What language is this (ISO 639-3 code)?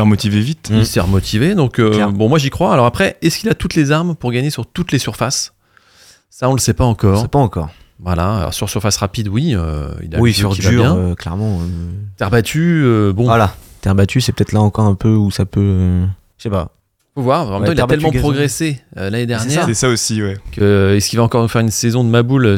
fra